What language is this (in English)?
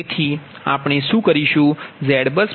Gujarati